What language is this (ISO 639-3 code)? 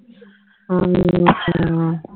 pan